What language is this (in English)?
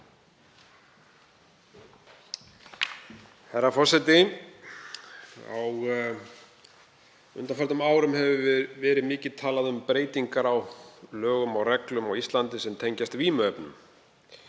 Icelandic